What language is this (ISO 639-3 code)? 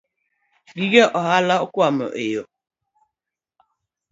luo